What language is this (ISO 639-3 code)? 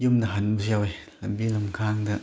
mni